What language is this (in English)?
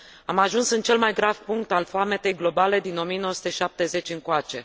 Romanian